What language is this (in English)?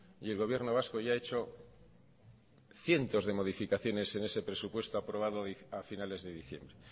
Spanish